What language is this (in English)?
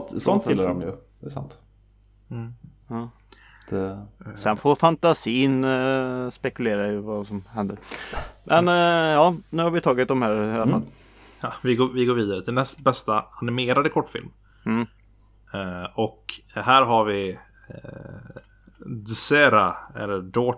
Swedish